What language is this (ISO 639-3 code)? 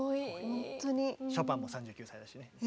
jpn